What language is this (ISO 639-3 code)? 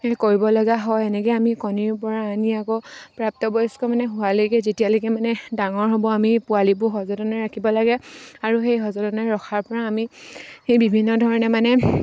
asm